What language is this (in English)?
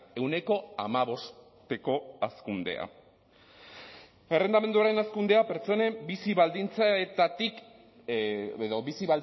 Basque